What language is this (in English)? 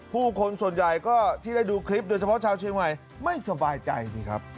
Thai